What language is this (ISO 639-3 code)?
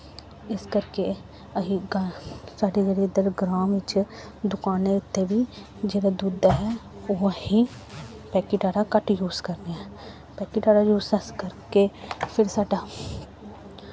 doi